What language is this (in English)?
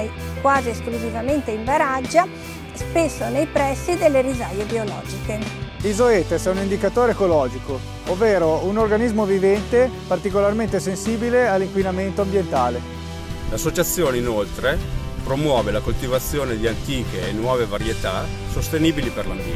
Italian